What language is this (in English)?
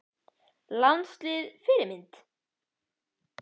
Icelandic